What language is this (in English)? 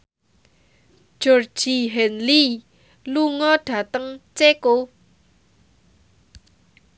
Javanese